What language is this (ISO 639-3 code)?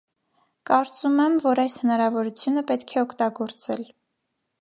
hye